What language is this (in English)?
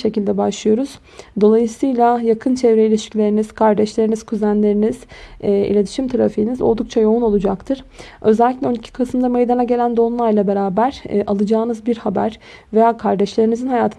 Turkish